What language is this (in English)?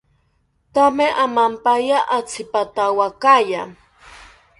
South Ucayali Ashéninka